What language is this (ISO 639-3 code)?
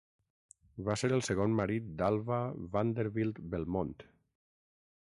cat